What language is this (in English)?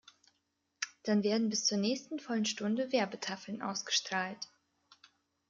German